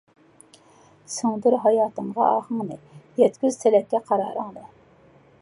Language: Uyghur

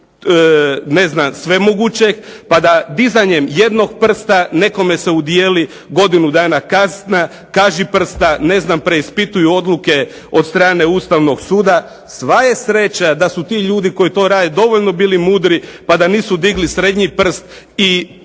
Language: Croatian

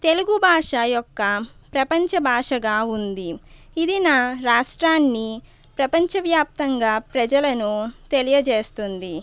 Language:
Telugu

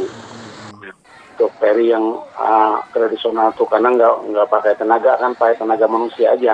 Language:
Indonesian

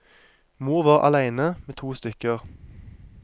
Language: Norwegian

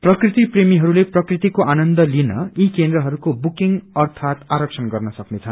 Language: Nepali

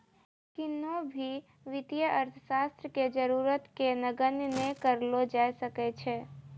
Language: Maithili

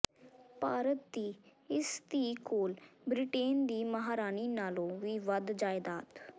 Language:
Punjabi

